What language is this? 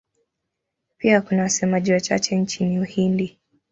Swahili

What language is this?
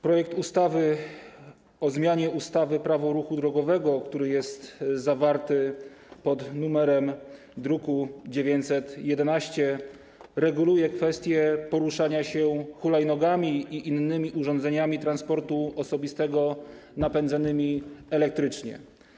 Polish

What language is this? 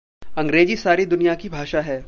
Hindi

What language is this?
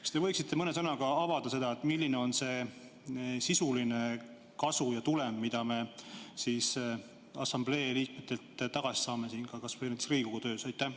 Estonian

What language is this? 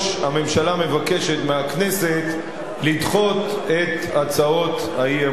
Hebrew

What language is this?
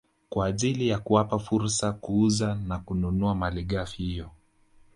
Swahili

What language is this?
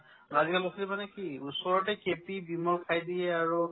Assamese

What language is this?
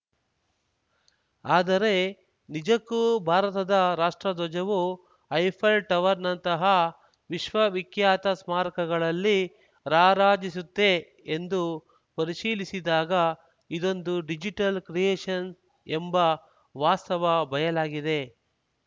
Kannada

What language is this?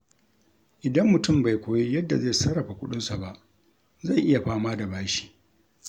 Hausa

